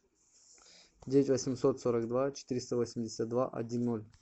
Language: Russian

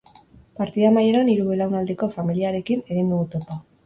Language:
Basque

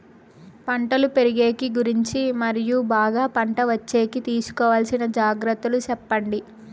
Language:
Telugu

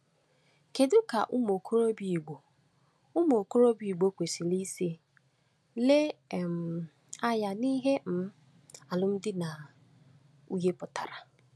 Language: Igbo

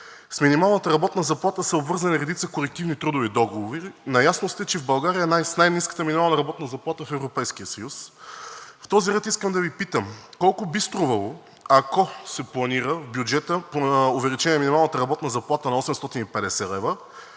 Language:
Bulgarian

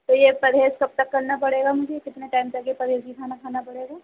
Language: Urdu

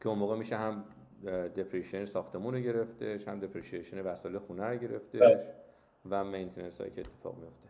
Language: Persian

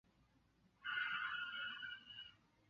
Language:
Chinese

